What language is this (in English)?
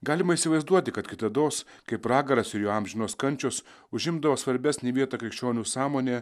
Lithuanian